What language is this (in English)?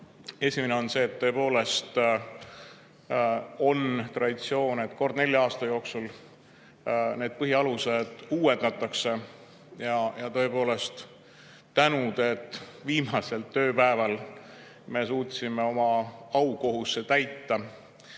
Estonian